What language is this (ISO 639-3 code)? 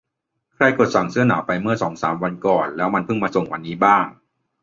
tha